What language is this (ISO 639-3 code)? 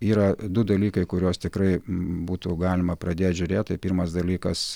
lit